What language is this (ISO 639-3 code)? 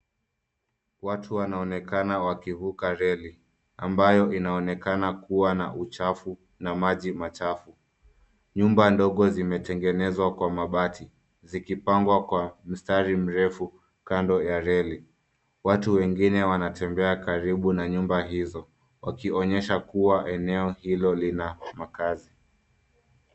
swa